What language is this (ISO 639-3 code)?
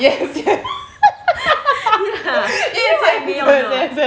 eng